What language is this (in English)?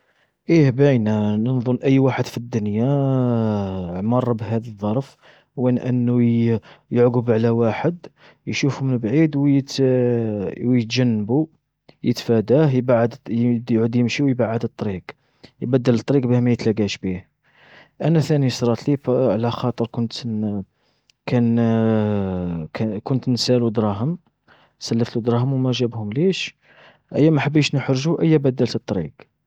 Algerian Arabic